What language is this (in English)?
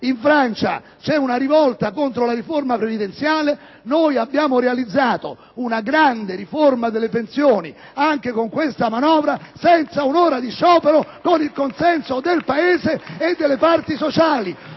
Italian